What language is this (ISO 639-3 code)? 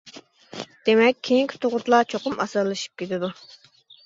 uig